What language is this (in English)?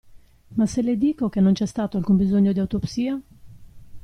Italian